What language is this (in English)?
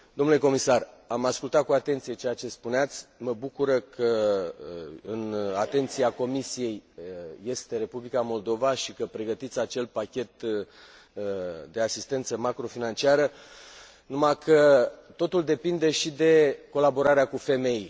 Romanian